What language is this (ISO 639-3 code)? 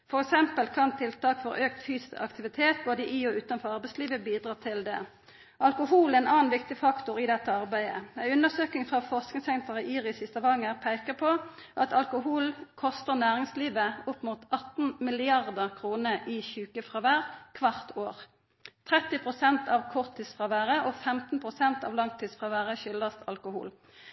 nno